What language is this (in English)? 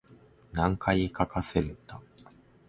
Japanese